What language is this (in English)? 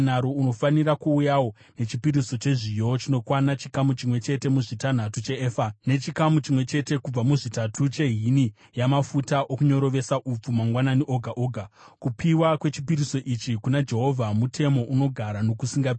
Shona